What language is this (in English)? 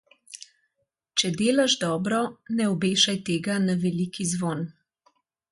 Slovenian